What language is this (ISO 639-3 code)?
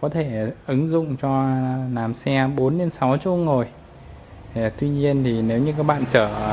vie